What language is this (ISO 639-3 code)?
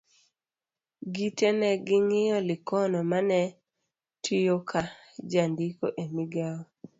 luo